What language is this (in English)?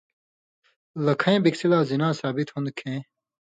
Indus Kohistani